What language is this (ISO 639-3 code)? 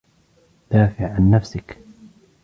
ara